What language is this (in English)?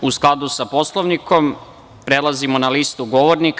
Serbian